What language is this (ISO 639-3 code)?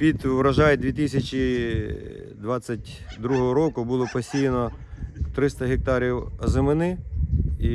ukr